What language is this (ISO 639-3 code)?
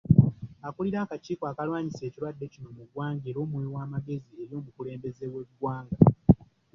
lug